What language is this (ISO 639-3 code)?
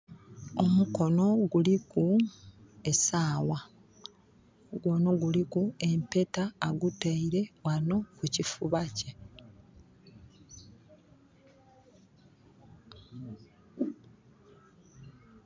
xog